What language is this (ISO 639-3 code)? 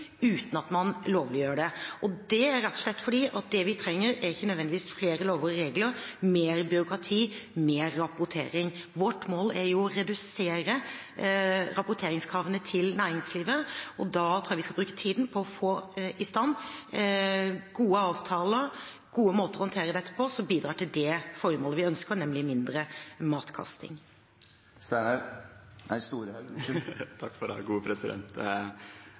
nor